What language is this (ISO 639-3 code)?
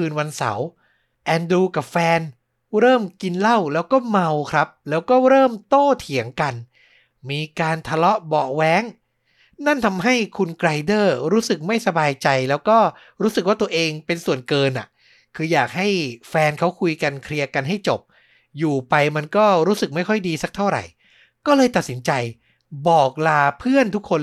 tha